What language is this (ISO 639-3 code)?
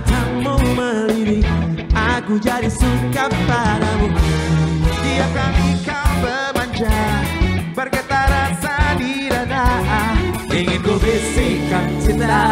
ind